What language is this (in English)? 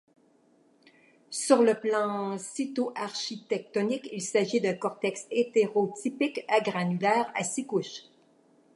French